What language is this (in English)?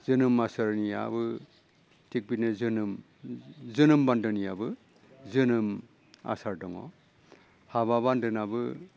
Bodo